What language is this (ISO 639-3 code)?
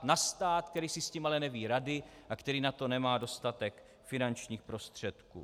ces